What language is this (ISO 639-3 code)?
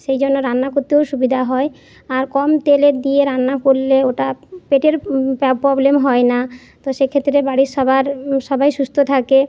ben